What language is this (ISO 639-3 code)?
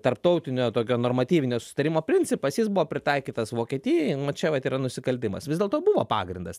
lit